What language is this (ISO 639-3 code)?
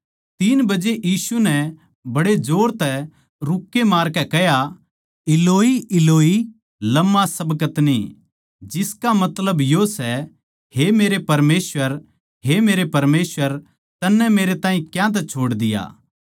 bgc